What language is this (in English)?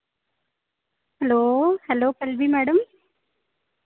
Dogri